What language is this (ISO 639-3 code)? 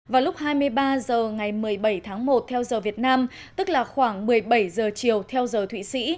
vie